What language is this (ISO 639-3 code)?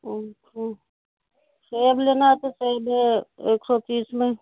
urd